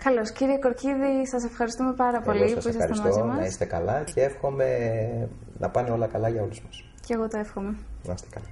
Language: Greek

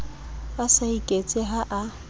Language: Southern Sotho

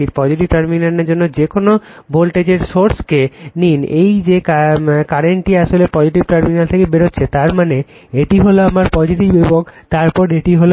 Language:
Bangla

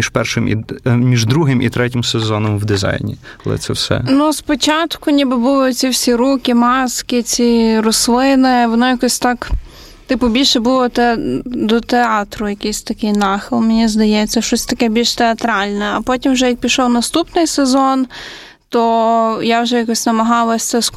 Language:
Ukrainian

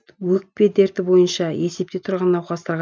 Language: Kazakh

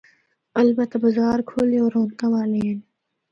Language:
Northern Hindko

